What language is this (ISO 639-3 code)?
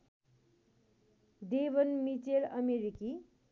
nep